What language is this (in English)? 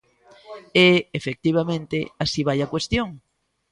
Galician